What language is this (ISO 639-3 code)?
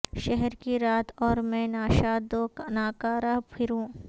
urd